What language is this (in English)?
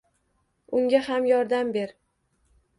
Uzbek